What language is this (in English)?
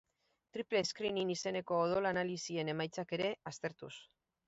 Basque